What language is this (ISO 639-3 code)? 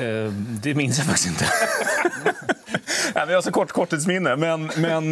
swe